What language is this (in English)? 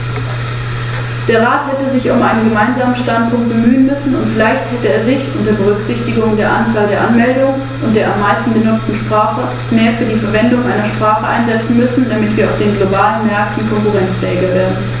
German